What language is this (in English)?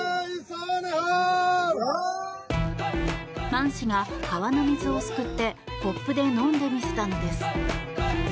Japanese